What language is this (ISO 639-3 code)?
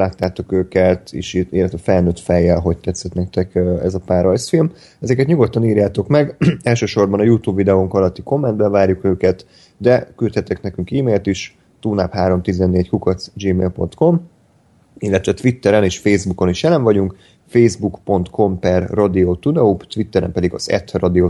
hun